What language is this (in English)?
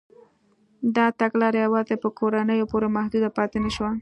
Pashto